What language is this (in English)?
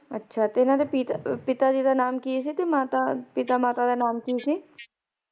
Punjabi